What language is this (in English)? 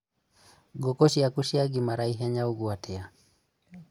Kikuyu